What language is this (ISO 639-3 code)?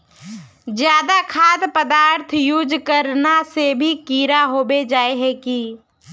mag